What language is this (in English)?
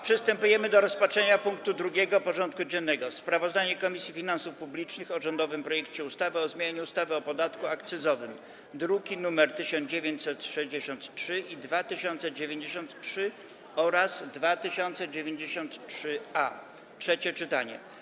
Polish